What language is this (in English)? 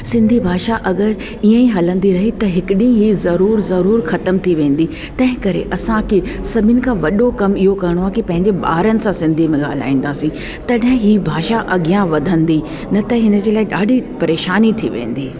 Sindhi